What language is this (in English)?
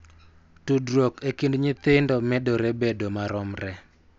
Luo (Kenya and Tanzania)